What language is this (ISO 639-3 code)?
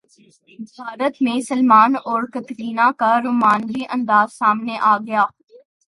urd